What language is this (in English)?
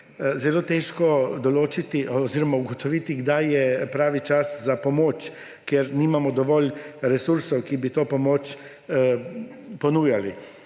Slovenian